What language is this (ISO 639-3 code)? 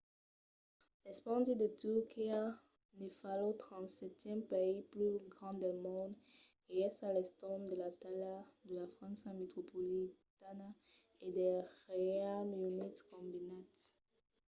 oci